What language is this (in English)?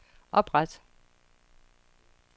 Danish